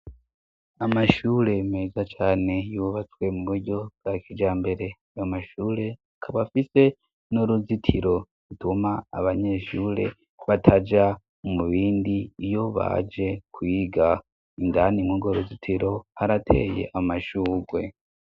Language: Rundi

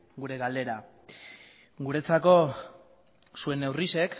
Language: Basque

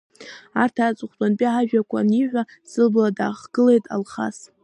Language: Abkhazian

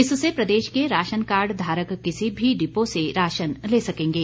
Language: Hindi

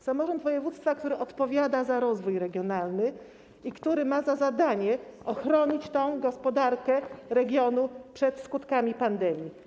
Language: Polish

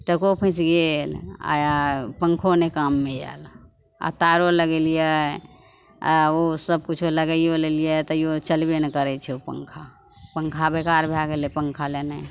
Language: Maithili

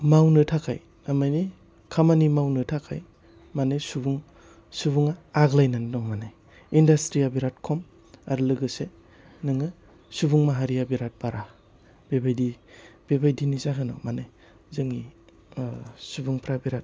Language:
Bodo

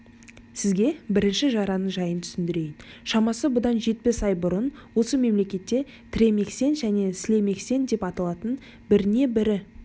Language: Kazakh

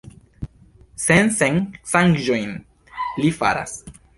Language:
Esperanto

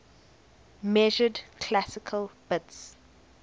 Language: English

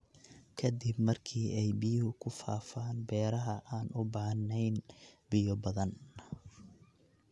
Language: Somali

